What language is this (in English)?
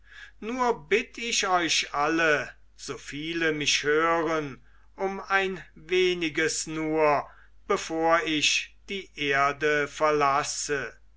German